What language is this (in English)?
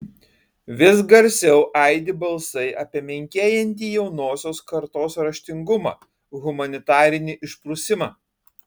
Lithuanian